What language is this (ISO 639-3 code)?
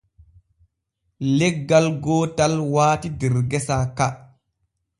fue